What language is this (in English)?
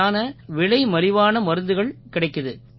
Tamil